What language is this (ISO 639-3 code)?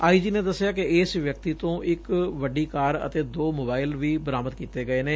pan